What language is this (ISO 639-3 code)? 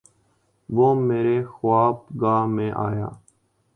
urd